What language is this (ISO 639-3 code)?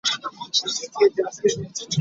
lug